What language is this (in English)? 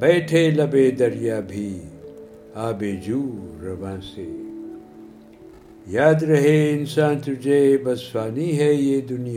Urdu